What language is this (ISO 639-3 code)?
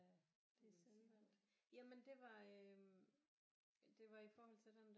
dan